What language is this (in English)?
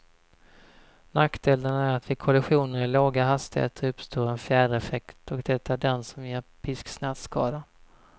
Swedish